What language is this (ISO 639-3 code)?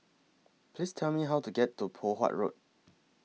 eng